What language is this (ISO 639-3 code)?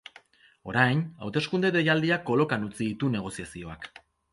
eus